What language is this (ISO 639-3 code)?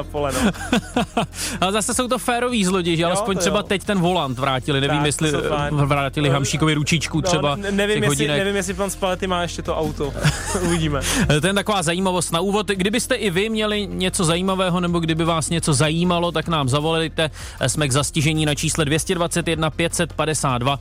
ces